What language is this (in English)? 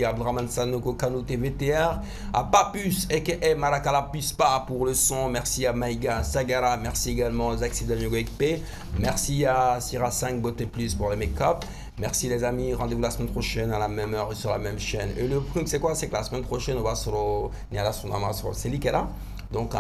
French